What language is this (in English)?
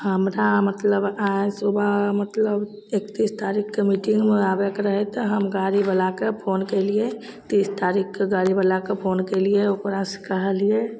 Maithili